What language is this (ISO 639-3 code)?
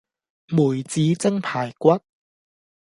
yue